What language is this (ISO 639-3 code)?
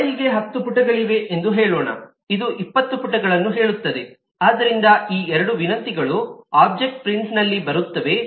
kan